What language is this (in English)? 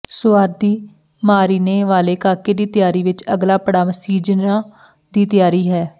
Punjabi